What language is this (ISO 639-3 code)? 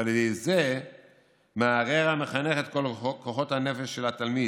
heb